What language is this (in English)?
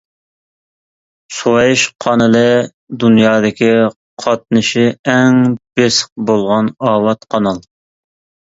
Uyghur